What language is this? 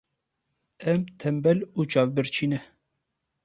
Kurdish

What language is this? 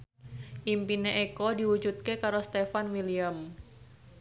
Javanese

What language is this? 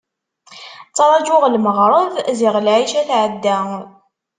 Kabyle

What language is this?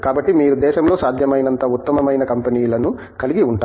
Telugu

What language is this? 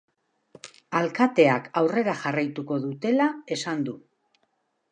Basque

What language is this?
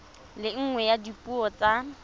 Tswana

